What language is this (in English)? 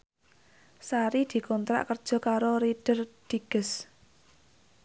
Javanese